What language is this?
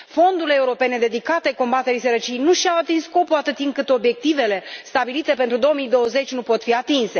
Romanian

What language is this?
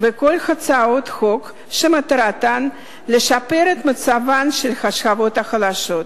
Hebrew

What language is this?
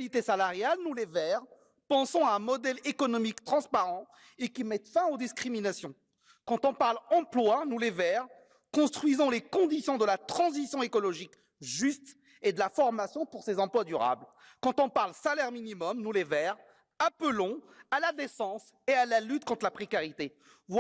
French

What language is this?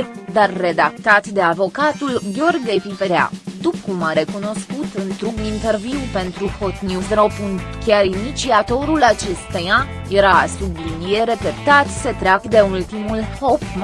Romanian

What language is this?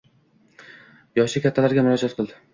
Uzbek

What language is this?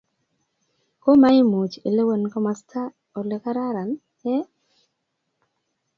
Kalenjin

